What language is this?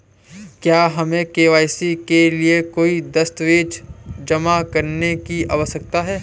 Hindi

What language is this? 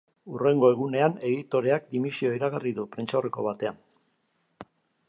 Basque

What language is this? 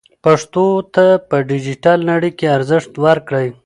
Pashto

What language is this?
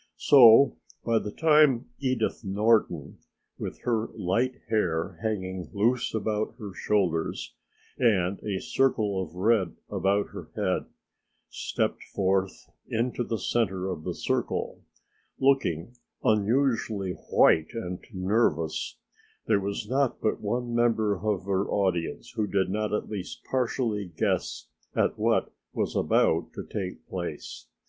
English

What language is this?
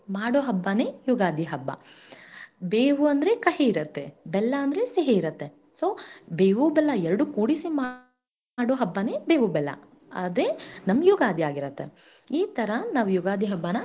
Kannada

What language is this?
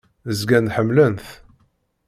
Kabyle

